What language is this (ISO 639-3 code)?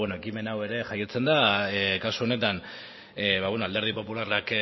eus